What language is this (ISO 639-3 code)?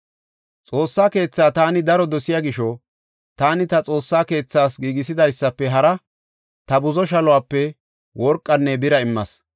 gof